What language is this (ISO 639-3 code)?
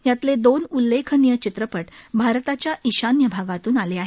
mar